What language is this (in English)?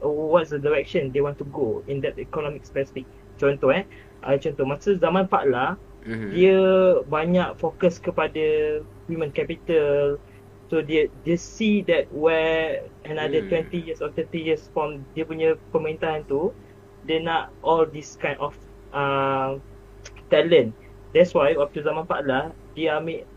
Malay